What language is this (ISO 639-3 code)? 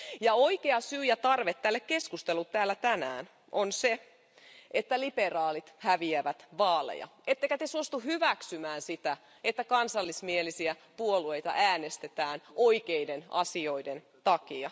fin